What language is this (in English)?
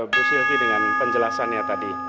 Indonesian